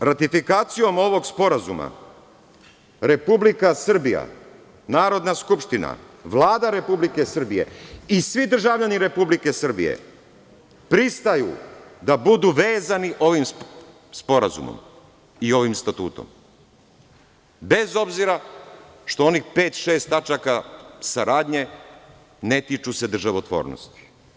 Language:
Serbian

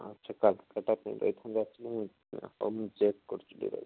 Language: Odia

